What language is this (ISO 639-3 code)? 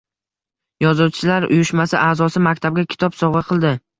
uzb